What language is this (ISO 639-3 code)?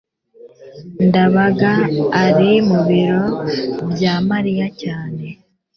kin